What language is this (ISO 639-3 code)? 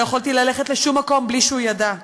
heb